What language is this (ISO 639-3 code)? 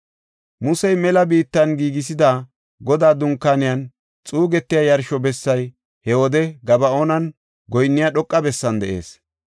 gof